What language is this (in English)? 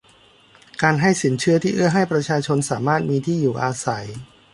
Thai